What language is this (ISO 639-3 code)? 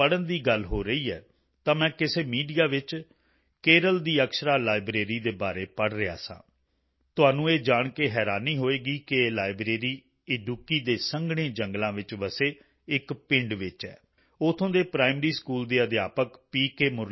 pan